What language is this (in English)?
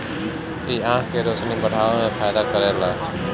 Bhojpuri